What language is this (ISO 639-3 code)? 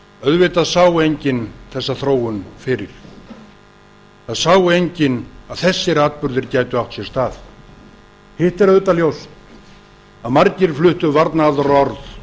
isl